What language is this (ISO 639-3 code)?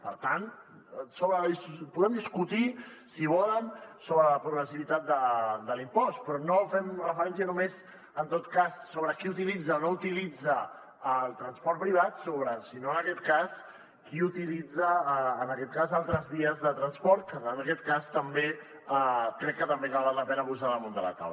cat